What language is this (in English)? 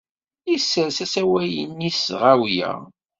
Kabyle